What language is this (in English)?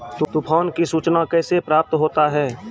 Maithili